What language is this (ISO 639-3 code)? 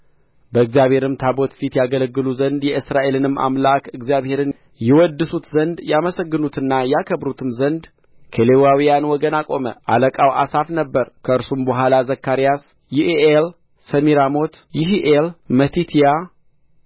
amh